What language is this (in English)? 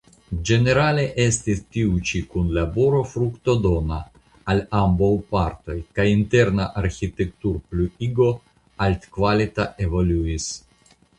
Esperanto